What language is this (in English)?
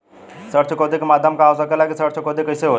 Bhojpuri